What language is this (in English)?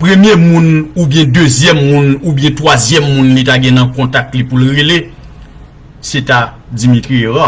French